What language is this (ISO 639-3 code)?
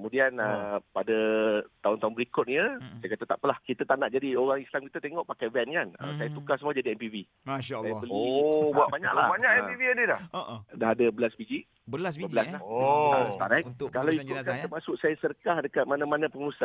msa